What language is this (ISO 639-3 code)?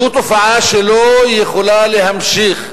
heb